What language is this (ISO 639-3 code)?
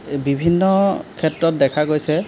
asm